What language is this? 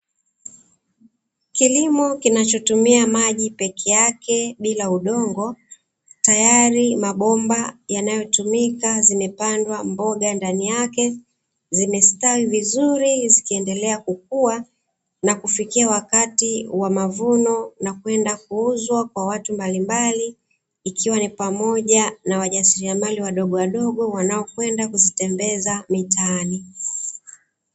Swahili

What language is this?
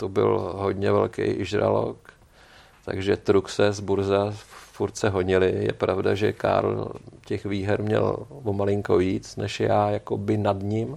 Czech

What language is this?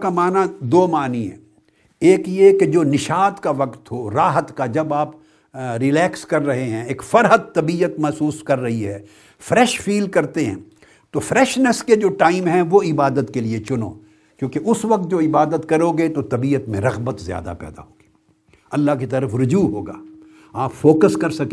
Urdu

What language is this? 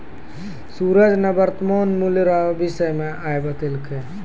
Maithili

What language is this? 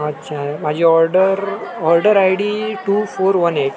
Marathi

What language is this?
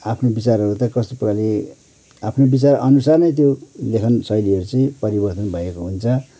Nepali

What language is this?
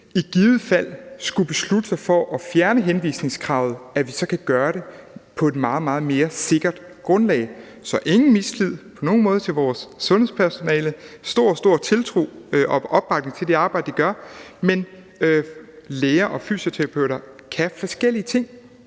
Danish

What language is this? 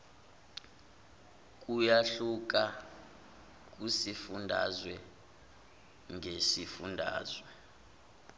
Zulu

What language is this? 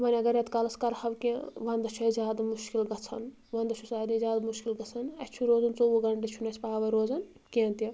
Kashmiri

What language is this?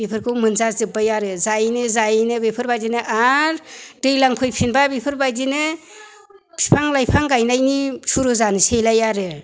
Bodo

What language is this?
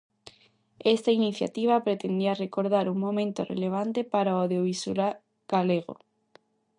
Galician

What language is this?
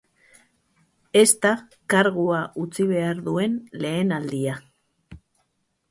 Basque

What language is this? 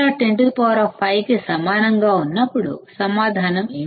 Telugu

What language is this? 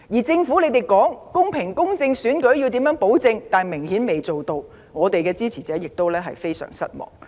Cantonese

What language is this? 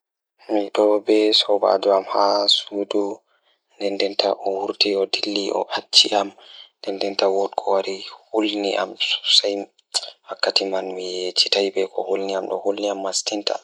Fula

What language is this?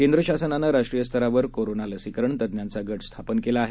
Marathi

